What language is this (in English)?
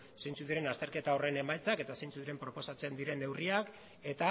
Basque